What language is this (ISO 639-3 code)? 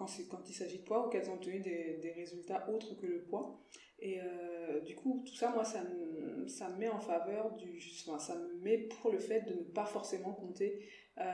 fra